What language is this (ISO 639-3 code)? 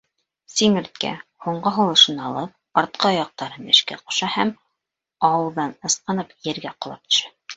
bak